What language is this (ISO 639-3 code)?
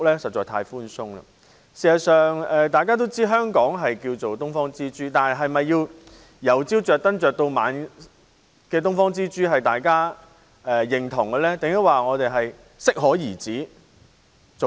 yue